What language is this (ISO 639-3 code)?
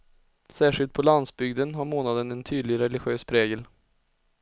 swe